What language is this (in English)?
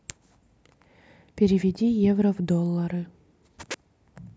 Russian